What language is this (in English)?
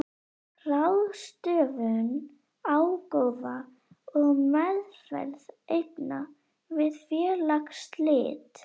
Icelandic